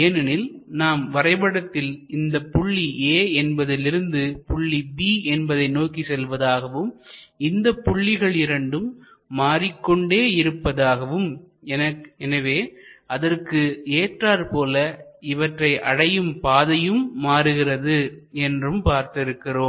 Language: Tamil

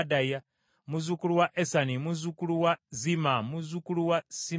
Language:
Ganda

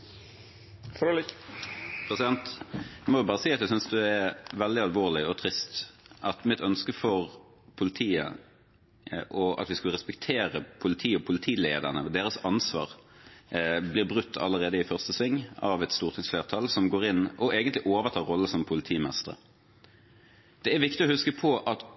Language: Norwegian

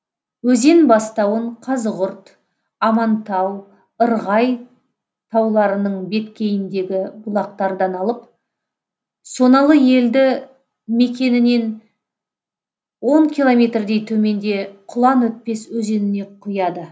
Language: Kazakh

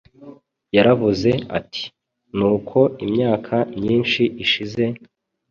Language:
Kinyarwanda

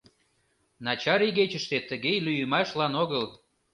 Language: Mari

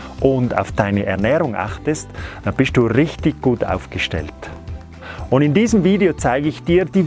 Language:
German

